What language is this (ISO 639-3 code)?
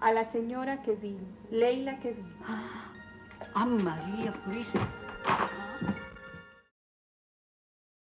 spa